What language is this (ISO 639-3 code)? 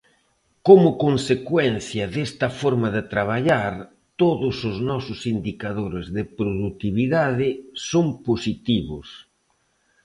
glg